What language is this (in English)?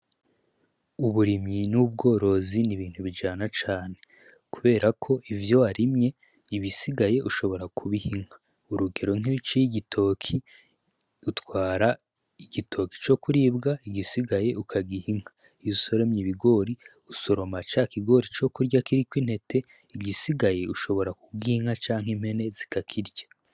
Rundi